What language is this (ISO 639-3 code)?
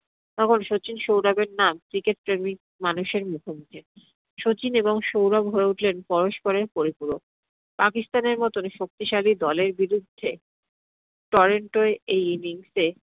ben